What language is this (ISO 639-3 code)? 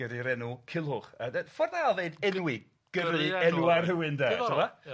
cym